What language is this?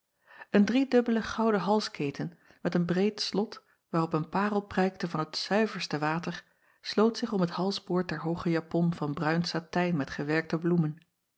Dutch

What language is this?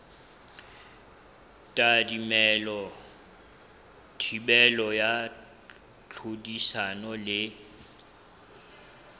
Southern Sotho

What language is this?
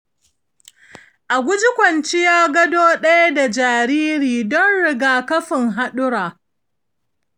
Hausa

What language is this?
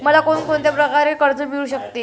Marathi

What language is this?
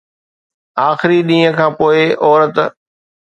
Sindhi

